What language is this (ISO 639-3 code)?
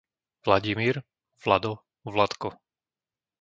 slk